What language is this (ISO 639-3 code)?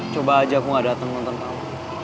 ind